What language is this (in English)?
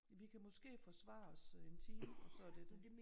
Danish